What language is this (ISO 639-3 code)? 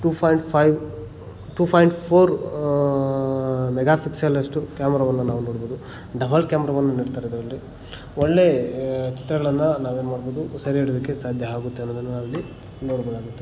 kan